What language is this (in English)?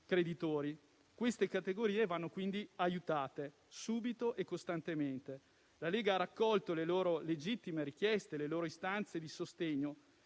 Italian